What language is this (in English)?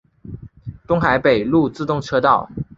Chinese